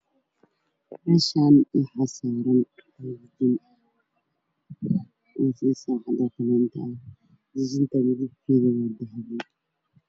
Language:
Somali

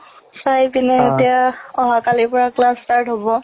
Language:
Assamese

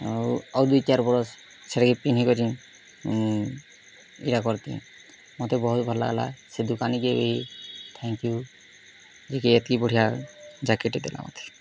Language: Odia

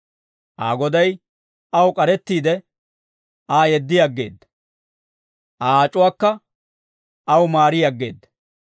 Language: Dawro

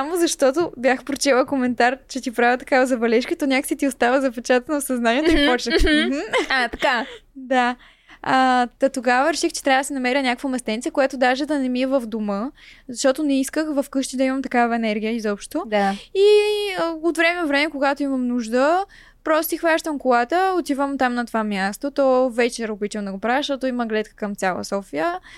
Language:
Bulgarian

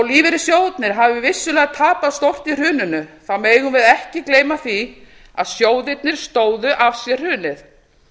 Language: Icelandic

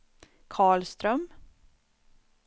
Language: Swedish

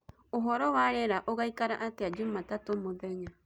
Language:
Kikuyu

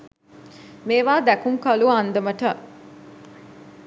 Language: Sinhala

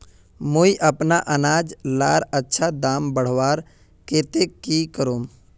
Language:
Magahi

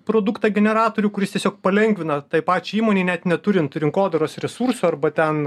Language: Lithuanian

